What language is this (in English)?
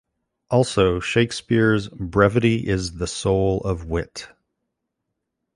English